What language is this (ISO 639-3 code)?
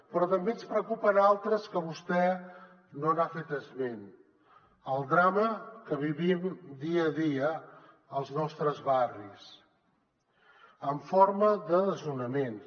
cat